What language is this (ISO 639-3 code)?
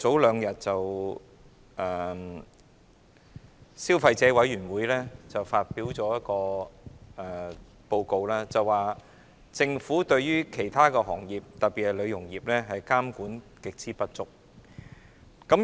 yue